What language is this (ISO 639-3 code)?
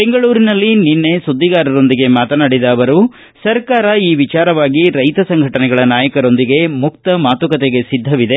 kan